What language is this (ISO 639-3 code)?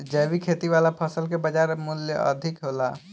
bho